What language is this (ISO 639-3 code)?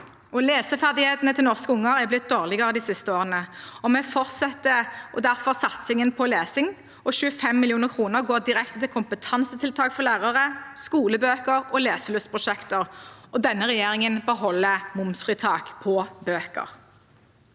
nor